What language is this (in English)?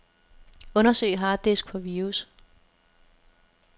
Danish